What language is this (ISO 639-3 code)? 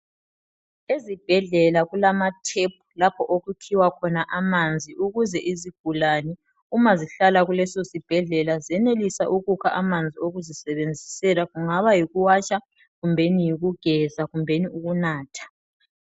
nde